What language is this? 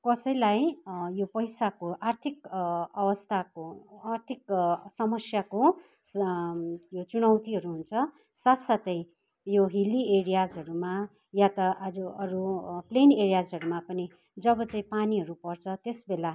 Nepali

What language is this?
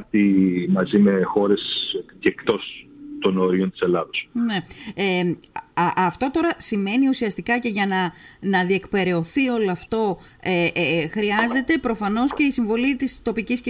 Greek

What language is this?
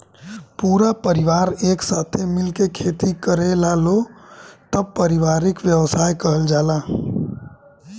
Bhojpuri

